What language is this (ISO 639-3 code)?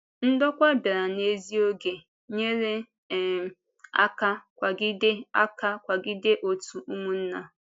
ibo